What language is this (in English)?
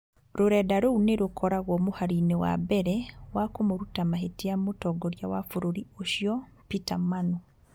Kikuyu